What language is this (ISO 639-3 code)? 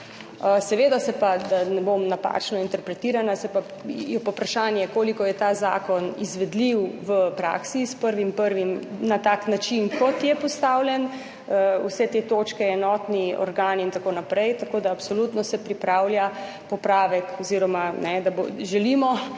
slv